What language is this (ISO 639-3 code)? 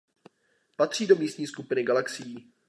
ces